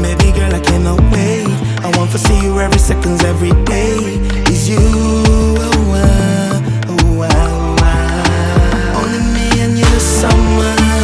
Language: English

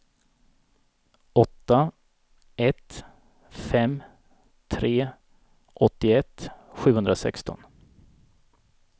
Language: Swedish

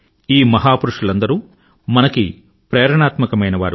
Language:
Telugu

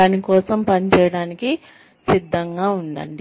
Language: Telugu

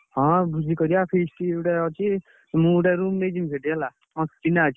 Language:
Odia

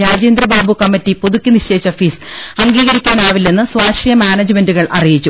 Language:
Malayalam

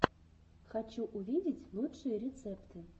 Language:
Russian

